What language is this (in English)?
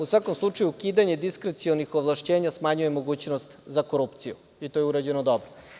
Serbian